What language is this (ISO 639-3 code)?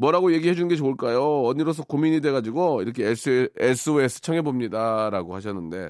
kor